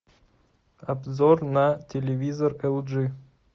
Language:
Russian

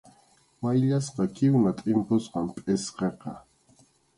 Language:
Arequipa-La Unión Quechua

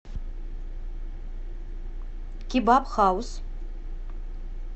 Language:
Russian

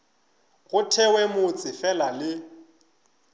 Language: Northern Sotho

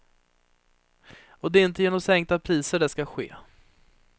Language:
Swedish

